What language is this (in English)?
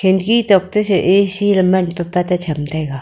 Wancho Naga